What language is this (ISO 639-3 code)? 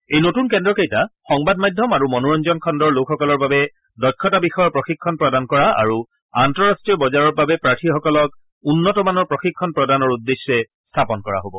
asm